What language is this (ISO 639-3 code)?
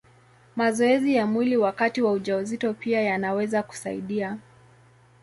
swa